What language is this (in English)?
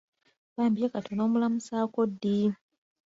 Ganda